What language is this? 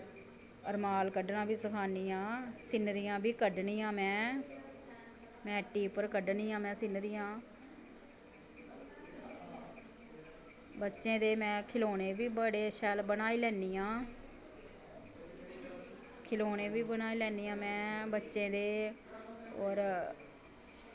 Dogri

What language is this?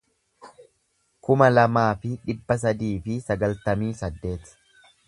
Oromo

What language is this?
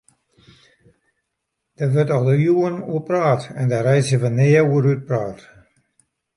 Western Frisian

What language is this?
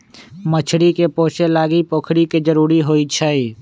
Magahi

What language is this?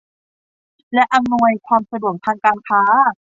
Thai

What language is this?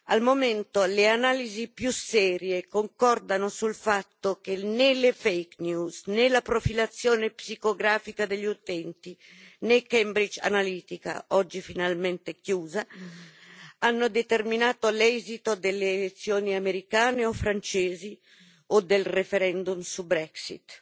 Italian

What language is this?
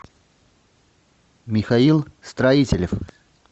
Russian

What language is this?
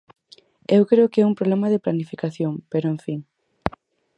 Galician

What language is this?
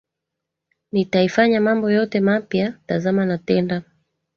Swahili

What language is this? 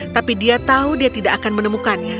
Indonesian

